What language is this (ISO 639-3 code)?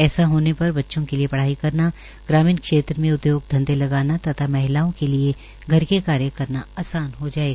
hin